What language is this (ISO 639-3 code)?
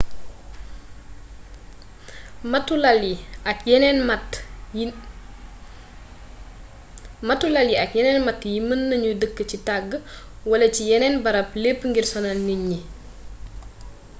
wol